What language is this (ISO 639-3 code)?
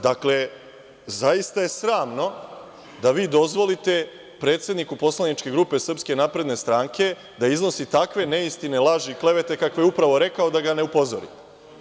srp